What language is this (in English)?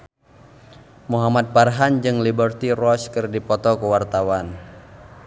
Sundanese